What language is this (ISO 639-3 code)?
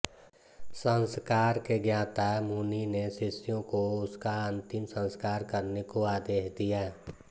hin